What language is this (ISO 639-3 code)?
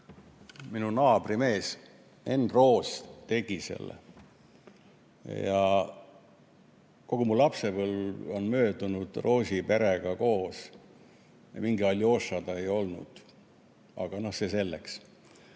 est